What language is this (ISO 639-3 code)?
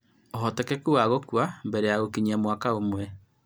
kik